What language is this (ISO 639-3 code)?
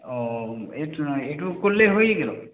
ben